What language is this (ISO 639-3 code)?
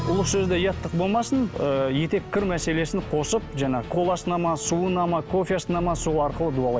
kaz